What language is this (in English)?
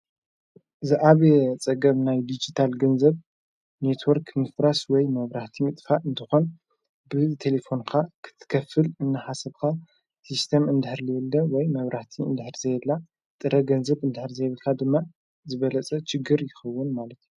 Tigrinya